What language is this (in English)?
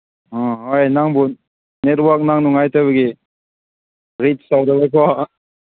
Manipuri